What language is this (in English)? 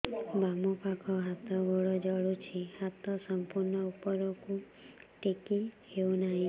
Odia